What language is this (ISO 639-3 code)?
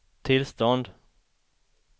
swe